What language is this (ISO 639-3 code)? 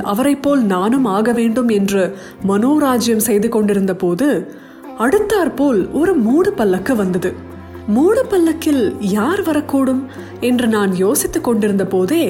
tam